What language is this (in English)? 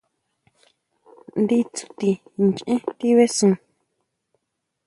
Huautla Mazatec